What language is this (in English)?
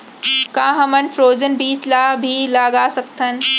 Chhattisgarhi